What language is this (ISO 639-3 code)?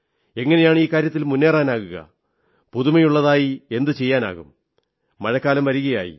mal